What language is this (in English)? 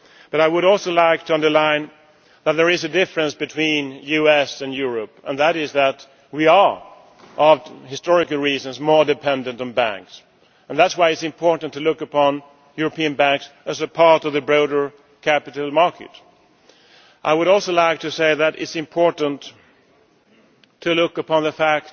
English